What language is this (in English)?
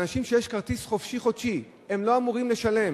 Hebrew